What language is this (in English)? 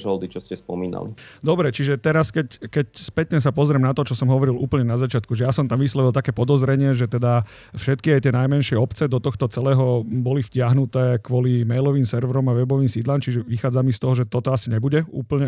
Slovak